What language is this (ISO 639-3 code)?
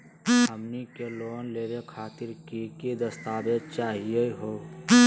mag